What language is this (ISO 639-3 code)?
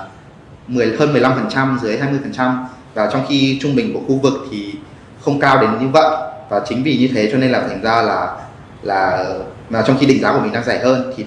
vie